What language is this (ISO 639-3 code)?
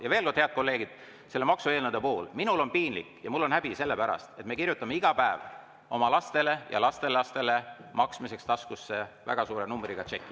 est